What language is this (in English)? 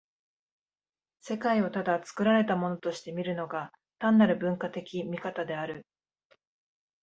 Japanese